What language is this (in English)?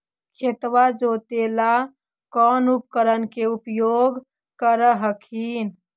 Magahi